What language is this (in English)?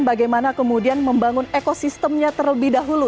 Indonesian